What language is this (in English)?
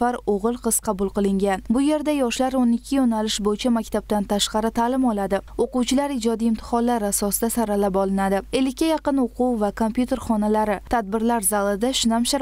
Turkish